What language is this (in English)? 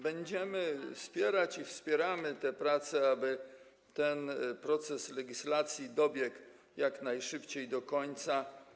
Polish